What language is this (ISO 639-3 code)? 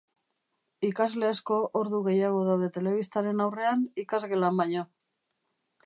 eus